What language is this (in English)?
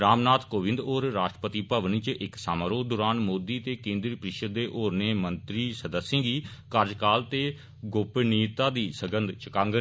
Dogri